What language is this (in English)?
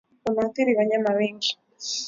Swahili